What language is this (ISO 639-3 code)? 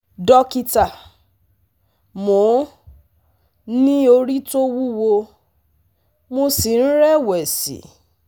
yor